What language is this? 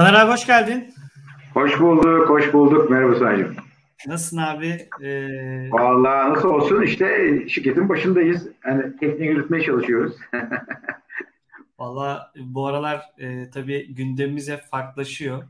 Turkish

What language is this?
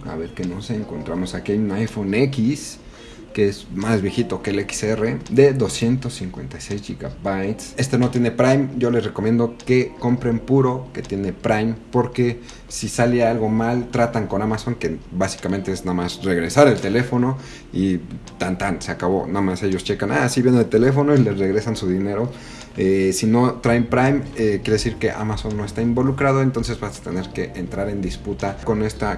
Spanish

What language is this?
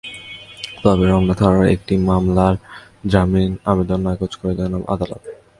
Bangla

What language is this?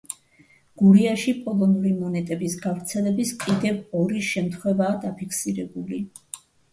Georgian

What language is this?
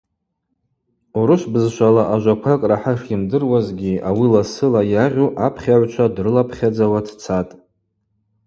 Abaza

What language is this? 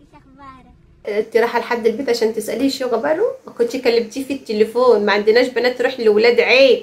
Arabic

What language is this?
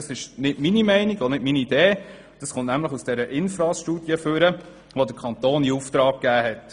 Swiss German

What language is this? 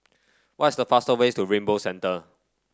English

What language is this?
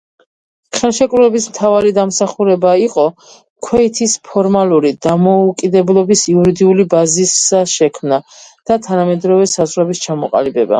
Georgian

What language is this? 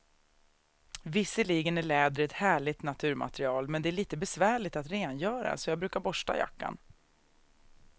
Swedish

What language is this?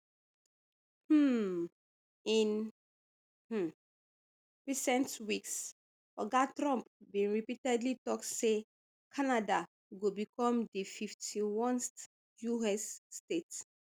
Nigerian Pidgin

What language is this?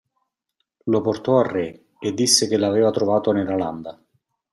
Italian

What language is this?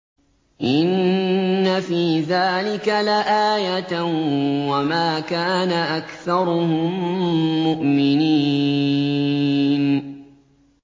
Arabic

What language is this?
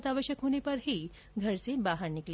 Hindi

